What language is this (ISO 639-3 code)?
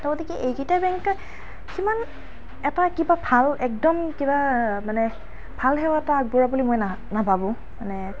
asm